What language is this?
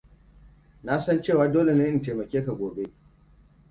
Hausa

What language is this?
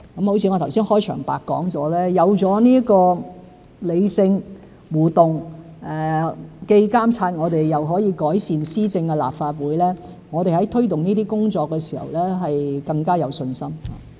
Cantonese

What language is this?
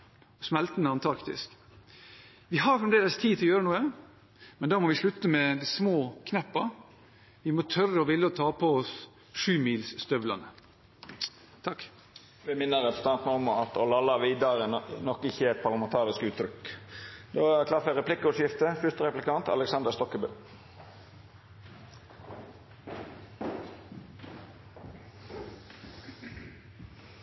Norwegian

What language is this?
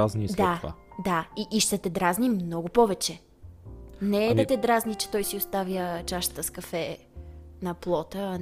Bulgarian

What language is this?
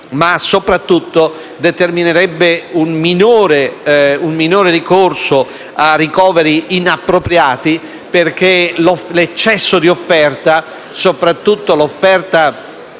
Italian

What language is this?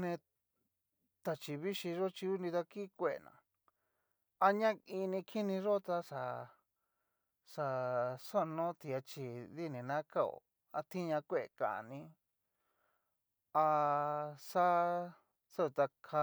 Cacaloxtepec Mixtec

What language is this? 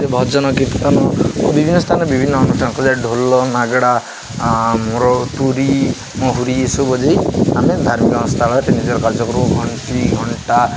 Odia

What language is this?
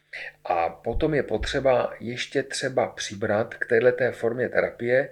Czech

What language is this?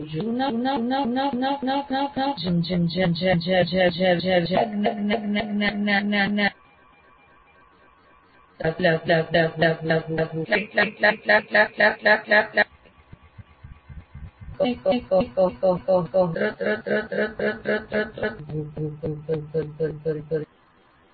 Gujarati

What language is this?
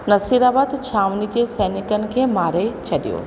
Sindhi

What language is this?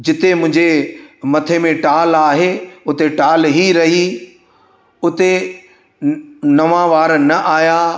Sindhi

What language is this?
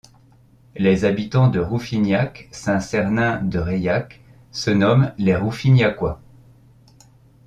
French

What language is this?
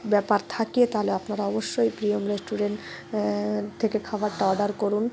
Bangla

